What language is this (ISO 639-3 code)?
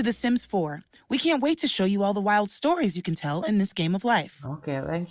ind